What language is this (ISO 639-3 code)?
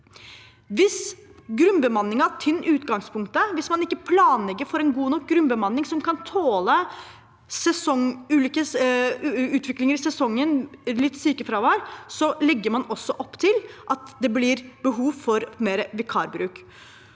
nor